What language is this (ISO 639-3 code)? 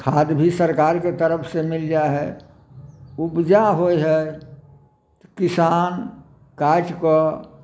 mai